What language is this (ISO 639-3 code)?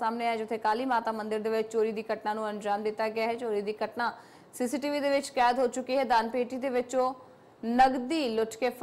hin